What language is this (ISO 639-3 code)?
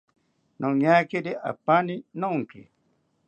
cpy